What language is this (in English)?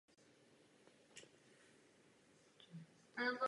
Czech